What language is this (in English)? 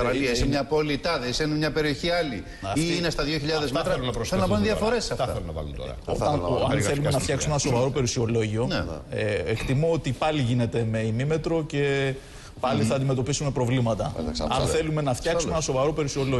Greek